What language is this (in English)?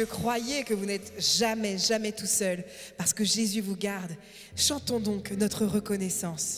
French